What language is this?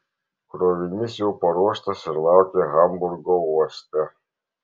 Lithuanian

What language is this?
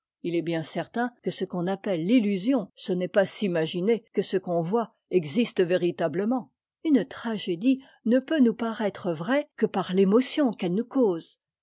French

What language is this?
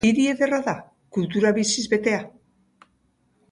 Basque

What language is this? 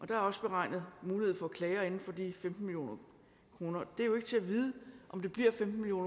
Danish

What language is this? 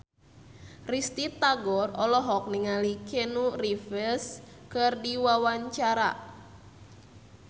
Sundanese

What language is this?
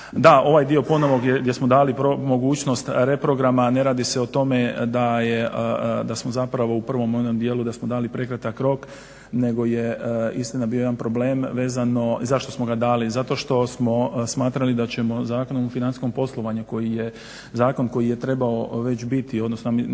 Croatian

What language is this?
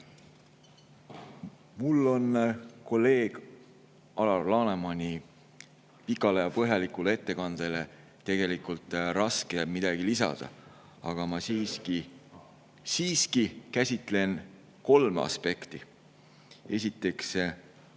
Estonian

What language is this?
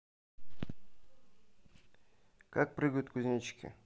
Russian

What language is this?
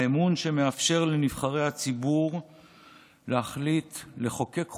Hebrew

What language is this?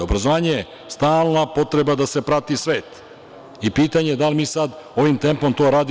Serbian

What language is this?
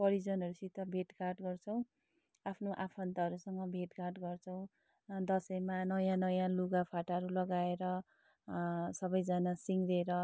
Nepali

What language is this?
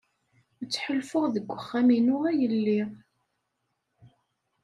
Kabyle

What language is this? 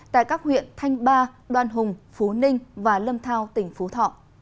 Vietnamese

